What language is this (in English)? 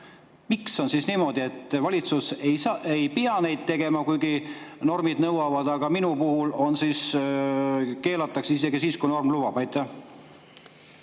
Estonian